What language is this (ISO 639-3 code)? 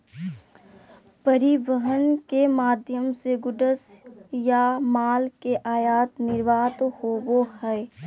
mag